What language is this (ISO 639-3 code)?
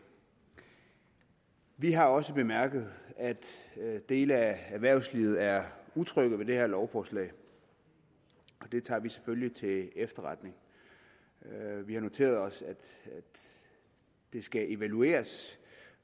dan